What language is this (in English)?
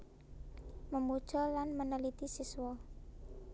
Javanese